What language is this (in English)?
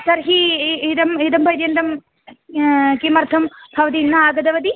Sanskrit